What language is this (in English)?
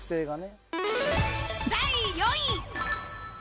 Japanese